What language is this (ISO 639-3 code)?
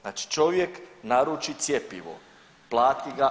hrv